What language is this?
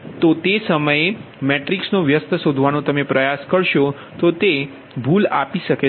Gujarati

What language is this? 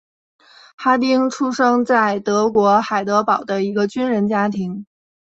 Chinese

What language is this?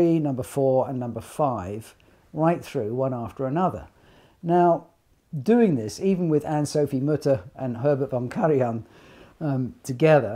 English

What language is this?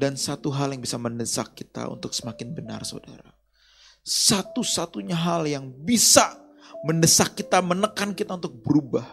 Indonesian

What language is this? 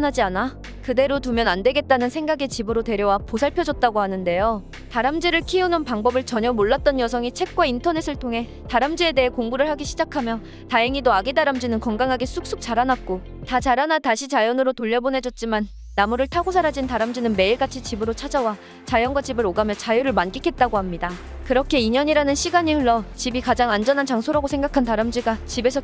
Korean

